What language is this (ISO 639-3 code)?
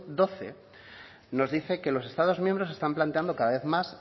spa